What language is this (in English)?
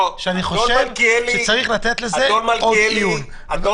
Hebrew